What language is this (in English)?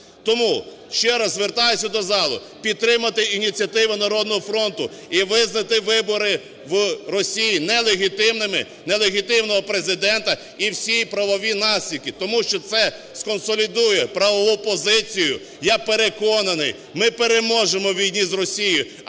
Ukrainian